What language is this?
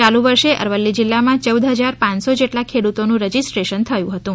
Gujarati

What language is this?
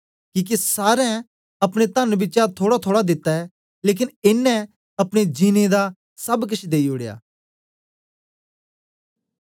Dogri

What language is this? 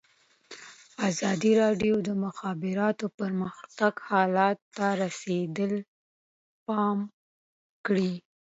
Pashto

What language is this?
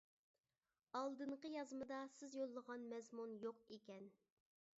Uyghur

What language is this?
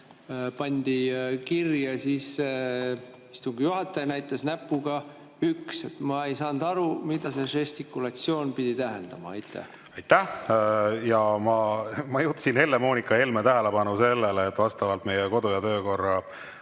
Estonian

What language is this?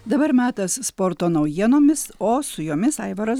Lithuanian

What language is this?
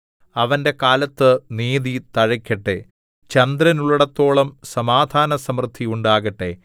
Malayalam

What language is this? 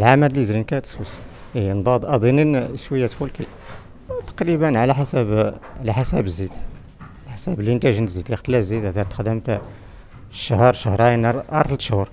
Arabic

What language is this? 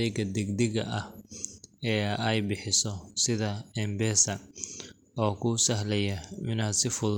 Somali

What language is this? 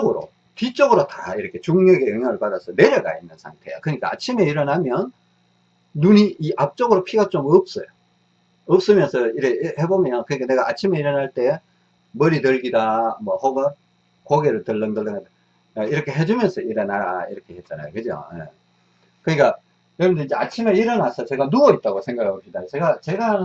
Korean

